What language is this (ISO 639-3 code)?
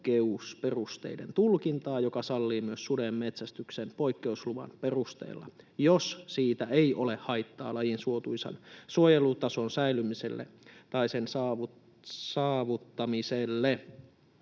fin